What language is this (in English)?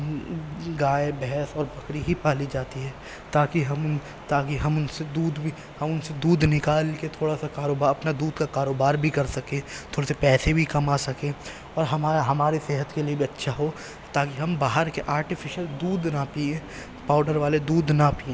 Urdu